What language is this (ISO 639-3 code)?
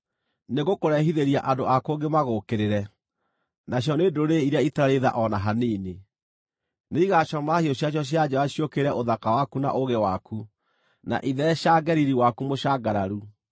kik